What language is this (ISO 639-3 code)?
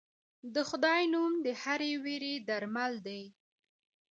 pus